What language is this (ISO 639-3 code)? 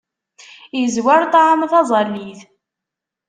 kab